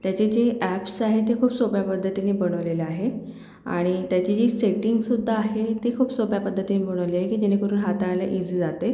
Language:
Marathi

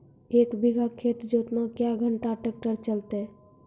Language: Maithili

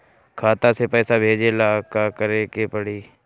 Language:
Bhojpuri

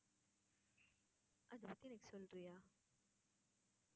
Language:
Tamil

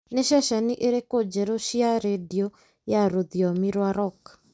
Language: Kikuyu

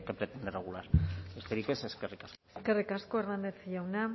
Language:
Basque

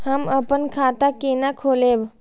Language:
Maithili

